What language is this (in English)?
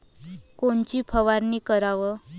Marathi